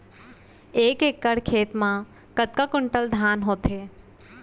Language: Chhattisgarhi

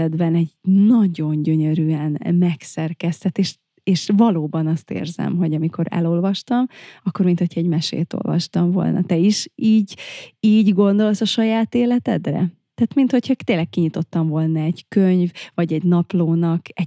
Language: Hungarian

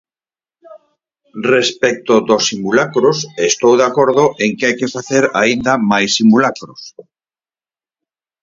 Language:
Galician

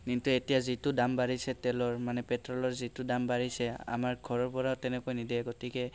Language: Assamese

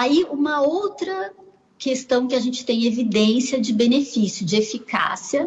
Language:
Portuguese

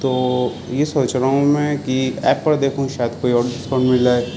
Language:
Urdu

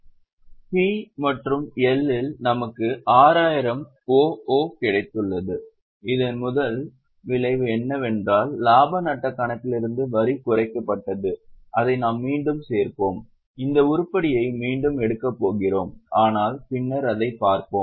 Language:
Tamil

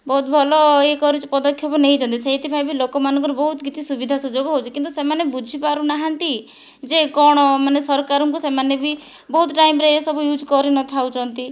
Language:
Odia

